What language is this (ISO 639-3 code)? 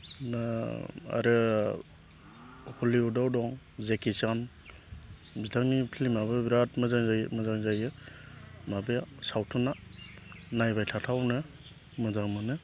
brx